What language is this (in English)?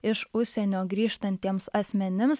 Lithuanian